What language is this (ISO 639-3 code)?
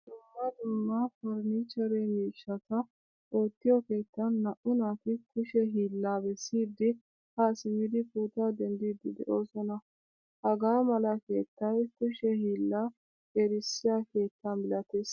wal